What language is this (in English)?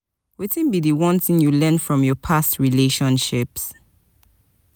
Nigerian Pidgin